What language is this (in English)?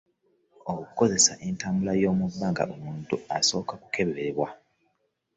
Ganda